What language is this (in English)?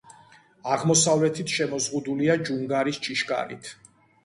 Georgian